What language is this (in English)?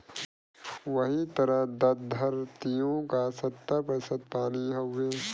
Bhojpuri